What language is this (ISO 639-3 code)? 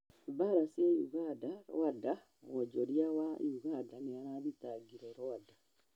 kik